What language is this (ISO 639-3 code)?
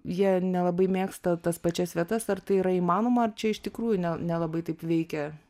lit